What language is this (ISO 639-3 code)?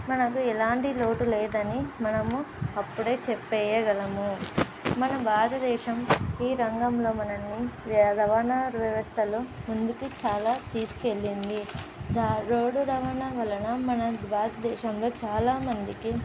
tel